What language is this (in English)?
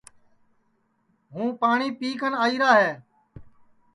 Sansi